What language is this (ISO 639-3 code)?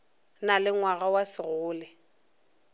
nso